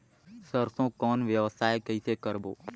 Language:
Chhattisgarhi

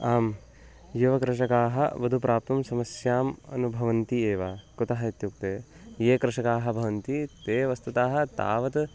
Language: Sanskrit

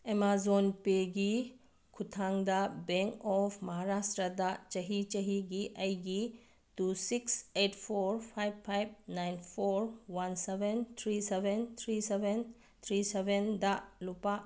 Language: Manipuri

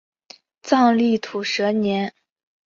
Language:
Chinese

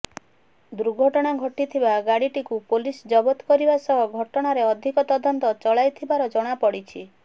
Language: Odia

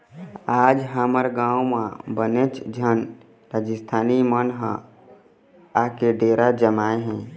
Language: Chhattisgarhi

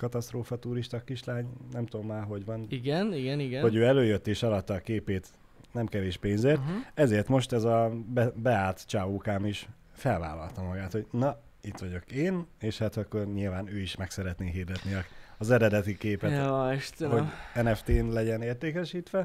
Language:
Hungarian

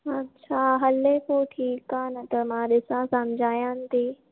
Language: Sindhi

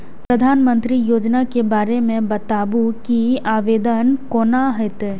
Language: Maithili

